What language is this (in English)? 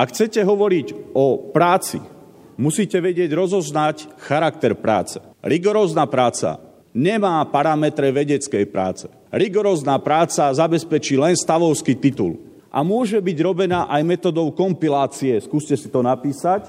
Slovak